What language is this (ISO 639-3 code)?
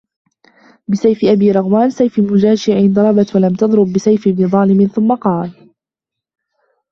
ara